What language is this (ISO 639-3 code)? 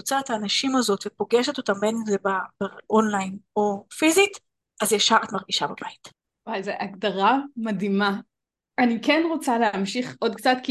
heb